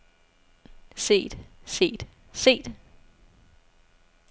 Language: Danish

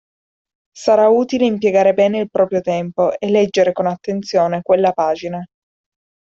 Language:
Italian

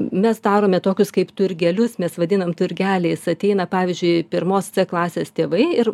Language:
Lithuanian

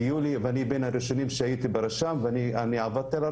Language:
Hebrew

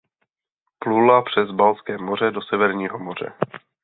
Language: Czech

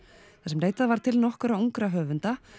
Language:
Icelandic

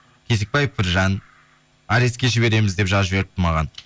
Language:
Kazakh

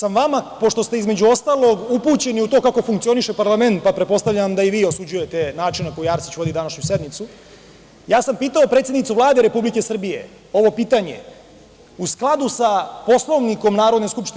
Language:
Serbian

